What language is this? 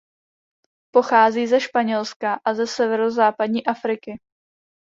Czech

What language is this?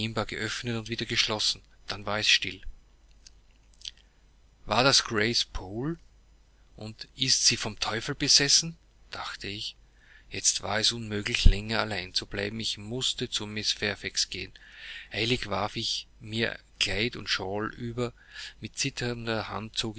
German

